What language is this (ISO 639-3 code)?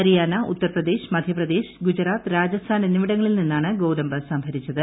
mal